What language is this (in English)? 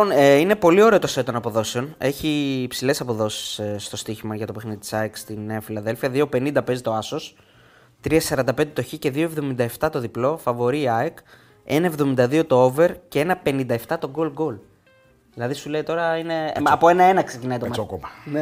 Greek